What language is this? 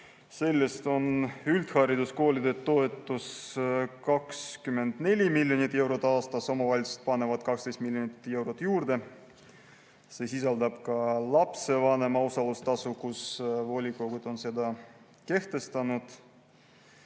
Estonian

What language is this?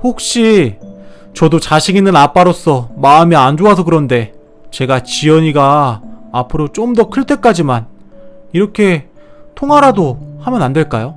Korean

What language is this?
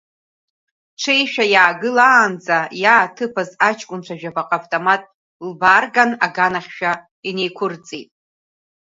Abkhazian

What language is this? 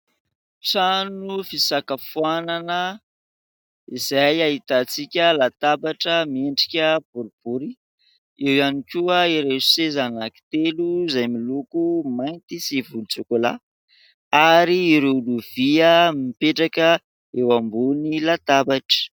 Malagasy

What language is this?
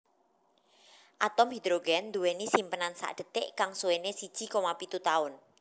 Javanese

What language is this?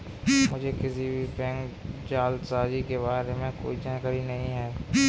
Hindi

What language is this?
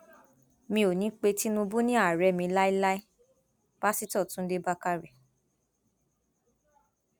Yoruba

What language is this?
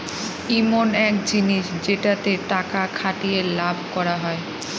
Bangla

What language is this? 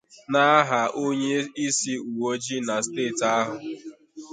Igbo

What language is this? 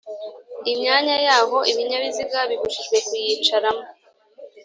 Kinyarwanda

